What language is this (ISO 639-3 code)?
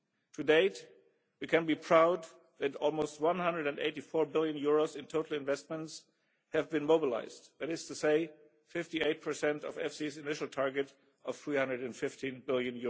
eng